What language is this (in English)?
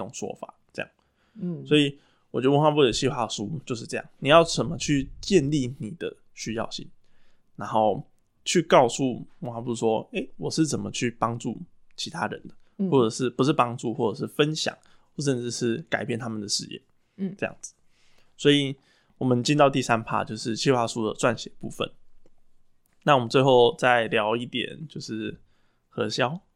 Chinese